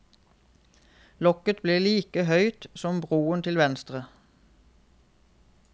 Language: Norwegian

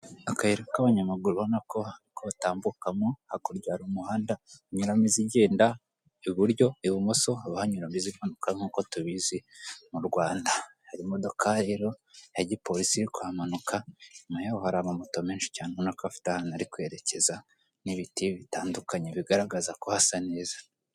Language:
Kinyarwanda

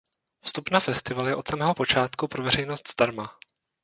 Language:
Czech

